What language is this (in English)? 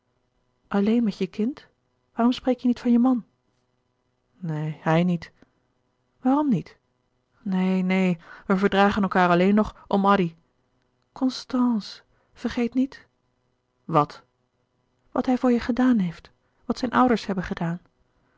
Dutch